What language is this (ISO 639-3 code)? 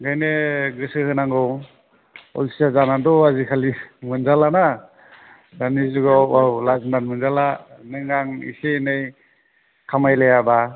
brx